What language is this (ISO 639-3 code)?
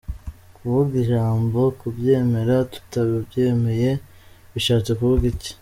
kin